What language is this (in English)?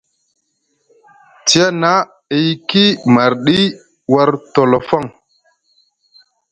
Musgu